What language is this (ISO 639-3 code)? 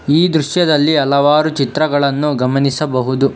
kan